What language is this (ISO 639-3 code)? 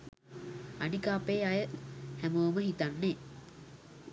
sin